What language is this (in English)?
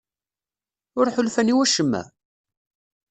Kabyle